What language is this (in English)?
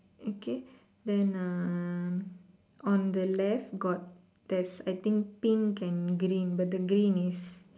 English